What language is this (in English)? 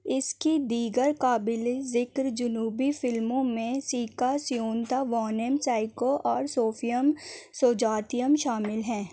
Urdu